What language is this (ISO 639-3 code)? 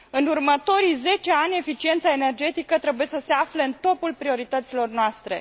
ron